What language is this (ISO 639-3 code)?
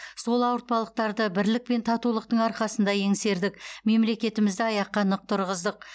kaz